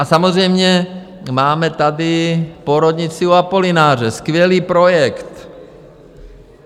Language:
Czech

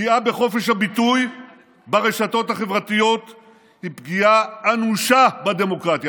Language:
Hebrew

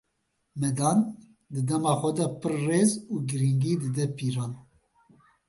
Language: Kurdish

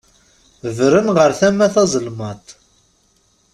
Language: Kabyle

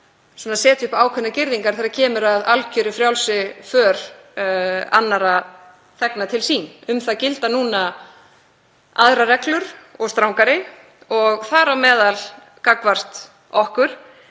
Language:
Icelandic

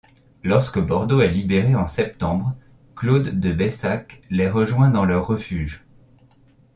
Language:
French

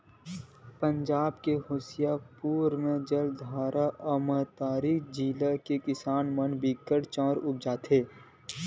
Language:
Chhattisgarhi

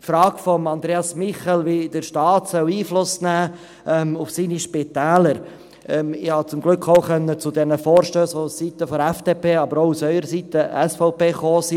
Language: Swiss German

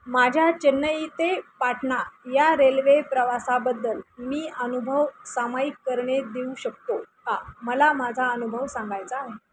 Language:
Marathi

